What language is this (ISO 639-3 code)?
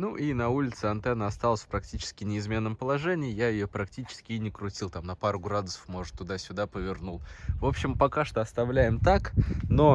rus